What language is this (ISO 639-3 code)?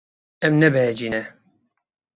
kur